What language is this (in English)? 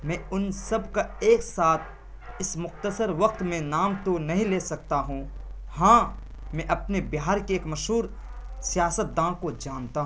Urdu